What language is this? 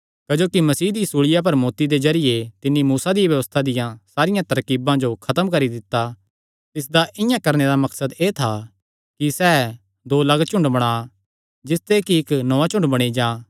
Kangri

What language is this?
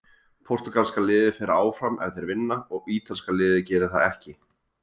Icelandic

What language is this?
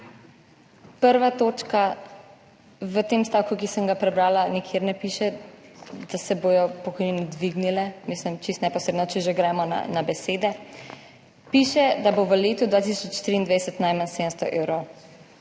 Slovenian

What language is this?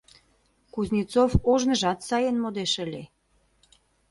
Mari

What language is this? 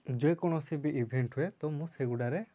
Odia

